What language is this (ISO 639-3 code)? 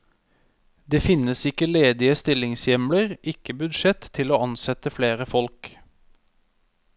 nor